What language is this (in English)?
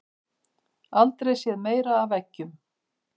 Icelandic